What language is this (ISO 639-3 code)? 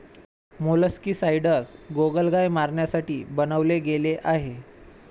mar